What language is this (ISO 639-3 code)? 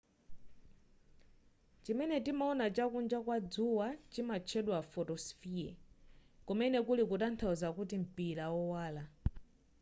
nya